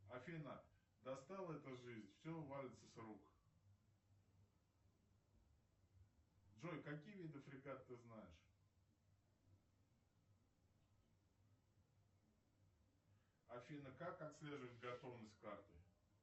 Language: Russian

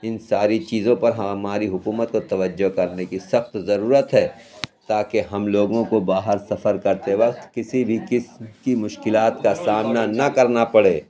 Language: Urdu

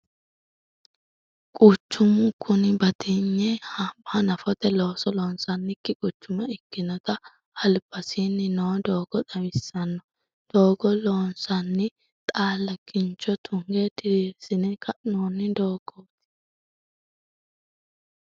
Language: Sidamo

